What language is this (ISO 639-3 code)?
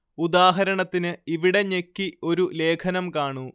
mal